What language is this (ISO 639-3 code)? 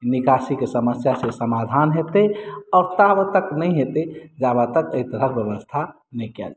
mai